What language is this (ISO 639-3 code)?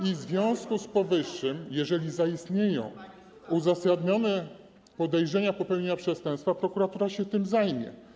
pol